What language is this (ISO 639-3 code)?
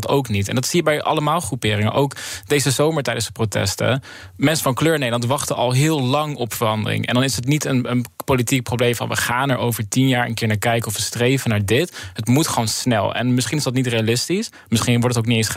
nld